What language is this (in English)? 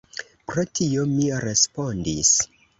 Esperanto